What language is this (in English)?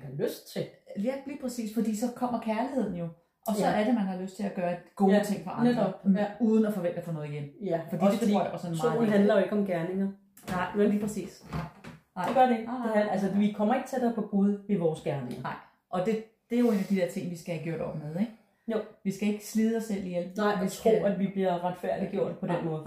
Danish